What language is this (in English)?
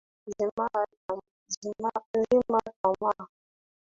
Swahili